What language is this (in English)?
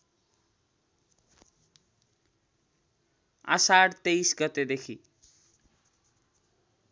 Nepali